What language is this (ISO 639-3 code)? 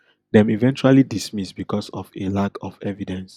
pcm